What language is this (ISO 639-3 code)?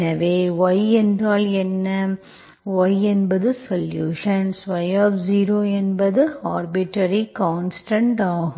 tam